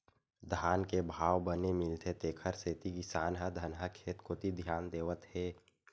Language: Chhattisgarhi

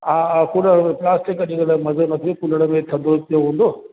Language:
Sindhi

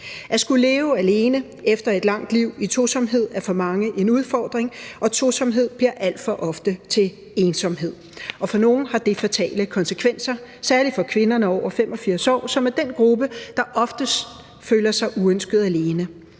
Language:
Danish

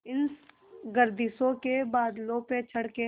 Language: Hindi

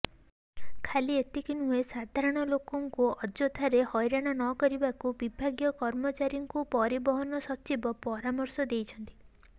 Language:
Odia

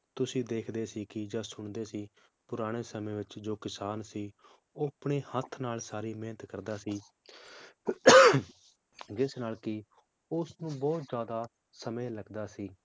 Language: Punjabi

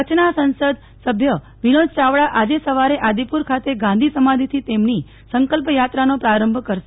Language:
Gujarati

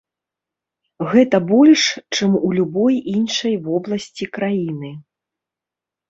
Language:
Belarusian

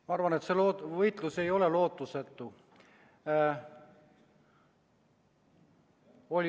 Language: Estonian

